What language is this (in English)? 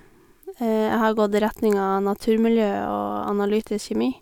Norwegian